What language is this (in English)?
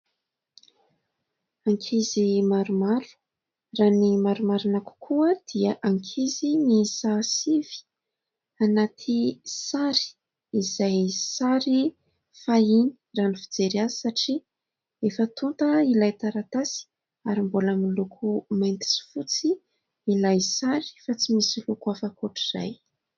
Malagasy